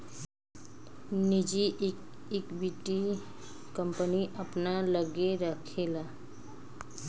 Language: Bhojpuri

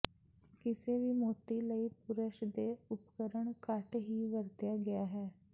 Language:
Punjabi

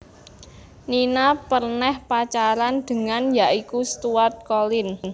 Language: Javanese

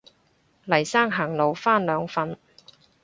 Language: Cantonese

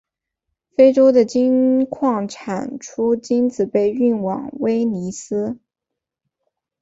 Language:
Chinese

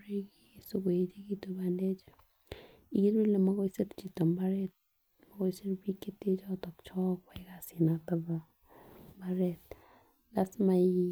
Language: Kalenjin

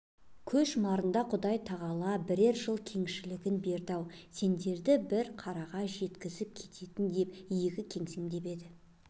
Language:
Kazakh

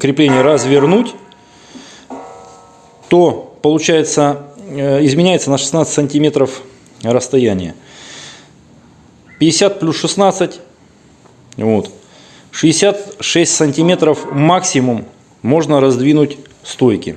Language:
Russian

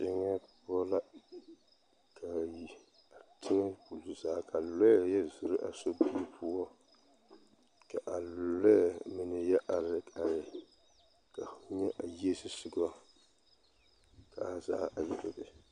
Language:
Southern Dagaare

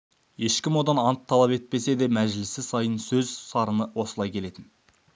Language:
Kazakh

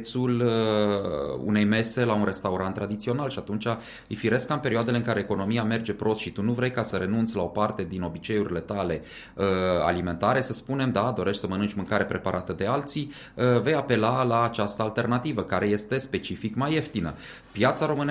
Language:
Romanian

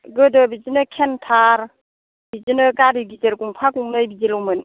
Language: Bodo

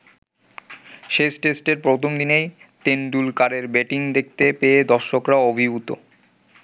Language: Bangla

